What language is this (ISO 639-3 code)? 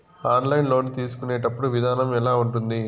tel